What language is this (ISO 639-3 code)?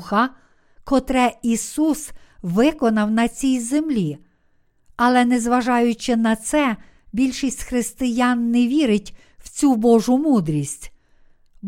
ukr